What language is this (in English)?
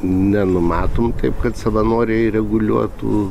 Lithuanian